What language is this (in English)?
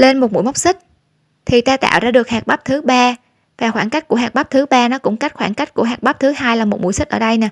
Vietnamese